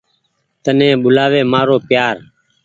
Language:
Goaria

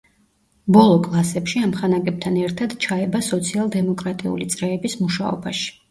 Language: Georgian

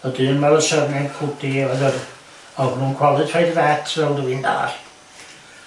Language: Welsh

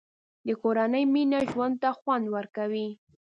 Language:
Pashto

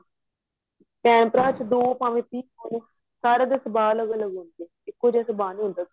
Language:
Punjabi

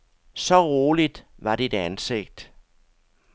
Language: Danish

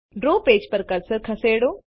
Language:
Gujarati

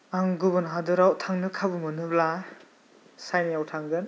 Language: Bodo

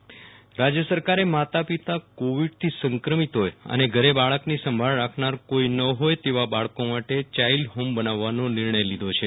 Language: Gujarati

